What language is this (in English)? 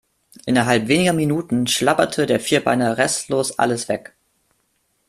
German